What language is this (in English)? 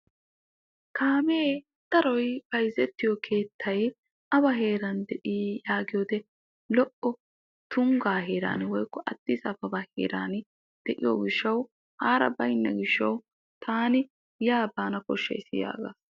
Wolaytta